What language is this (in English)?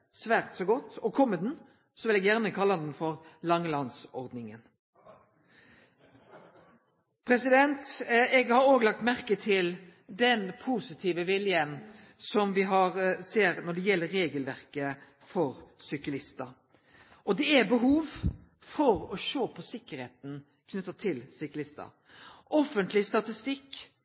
Norwegian Nynorsk